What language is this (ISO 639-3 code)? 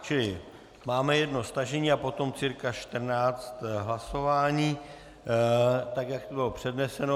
ces